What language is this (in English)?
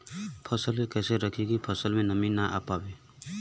Bhojpuri